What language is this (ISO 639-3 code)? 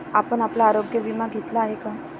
mar